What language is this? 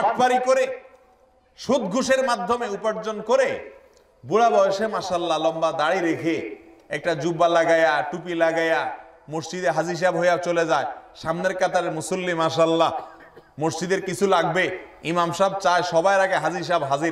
Indonesian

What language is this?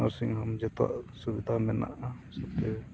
Santali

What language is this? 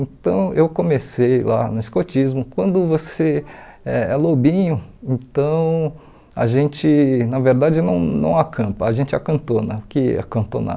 Portuguese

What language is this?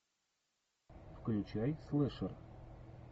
Russian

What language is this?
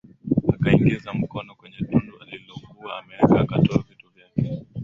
Swahili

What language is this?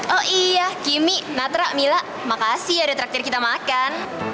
Indonesian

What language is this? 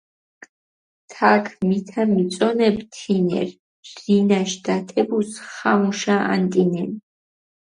Mingrelian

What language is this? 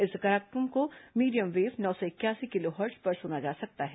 Hindi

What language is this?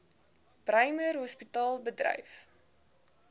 Afrikaans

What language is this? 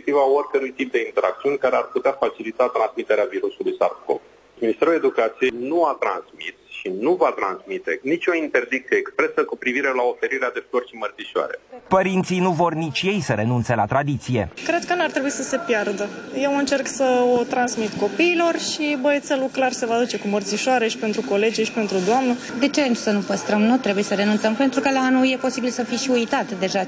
Romanian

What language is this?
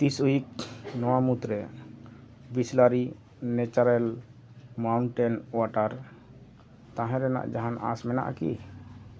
Santali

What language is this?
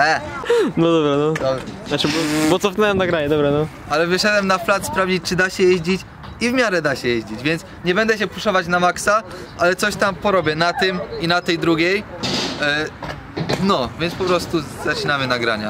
Polish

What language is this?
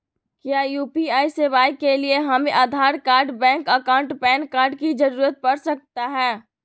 Magahi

